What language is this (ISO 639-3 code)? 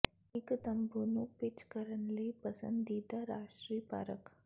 pan